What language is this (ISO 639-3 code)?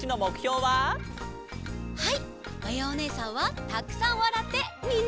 jpn